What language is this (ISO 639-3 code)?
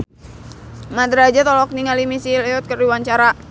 sun